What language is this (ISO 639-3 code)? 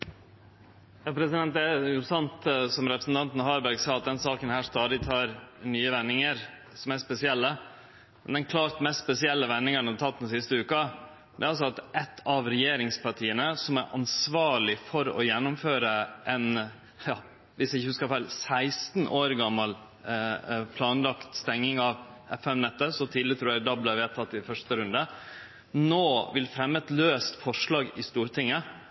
nno